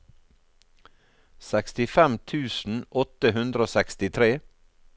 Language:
Norwegian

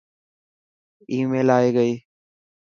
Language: Dhatki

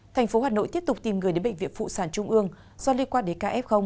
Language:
Vietnamese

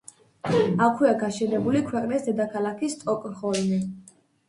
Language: Georgian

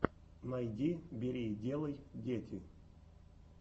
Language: Russian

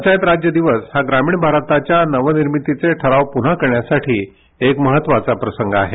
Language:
Marathi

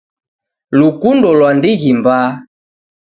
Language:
Taita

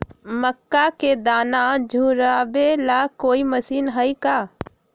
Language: Magahi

